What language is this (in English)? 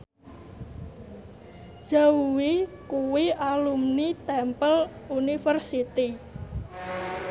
Javanese